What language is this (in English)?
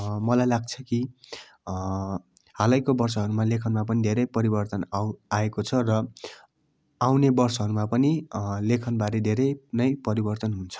Nepali